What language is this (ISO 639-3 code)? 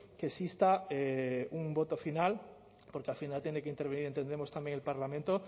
spa